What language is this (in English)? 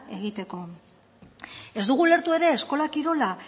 Basque